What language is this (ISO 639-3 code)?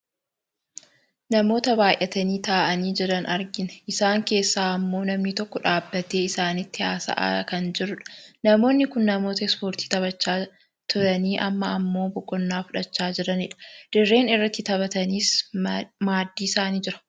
orm